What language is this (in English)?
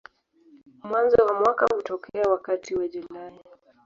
Swahili